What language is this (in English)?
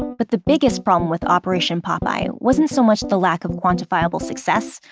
English